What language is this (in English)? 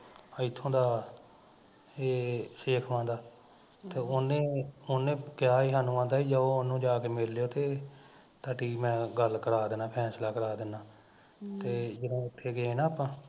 Punjabi